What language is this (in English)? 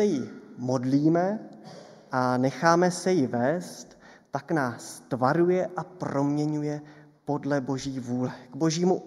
Czech